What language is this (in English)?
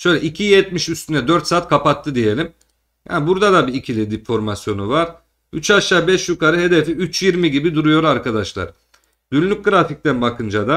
Turkish